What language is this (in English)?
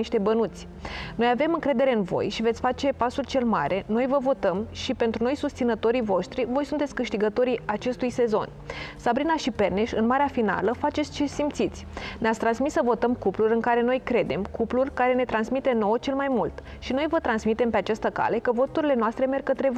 Romanian